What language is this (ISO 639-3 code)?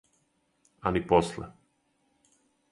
srp